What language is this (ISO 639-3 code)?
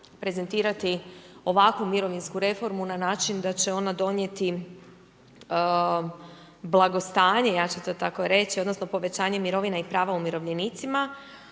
hrv